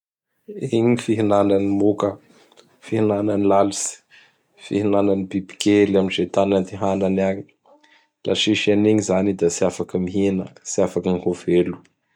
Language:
Bara Malagasy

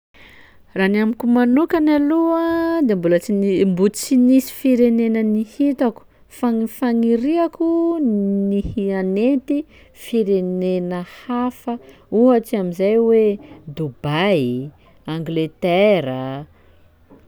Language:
Sakalava Malagasy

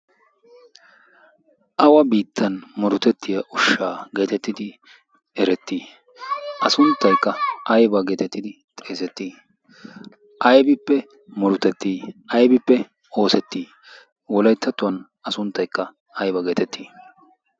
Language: Wolaytta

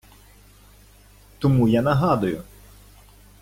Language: Ukrainian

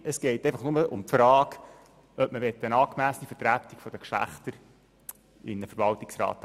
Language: Swiss German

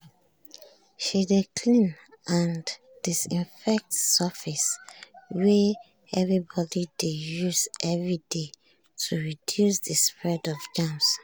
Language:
Nigerian Pidgin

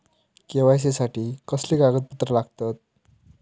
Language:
Marathi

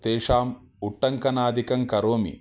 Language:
Sanskrit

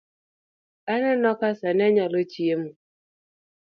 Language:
Luo (Kenya and Tanzania)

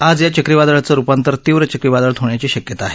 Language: Marathi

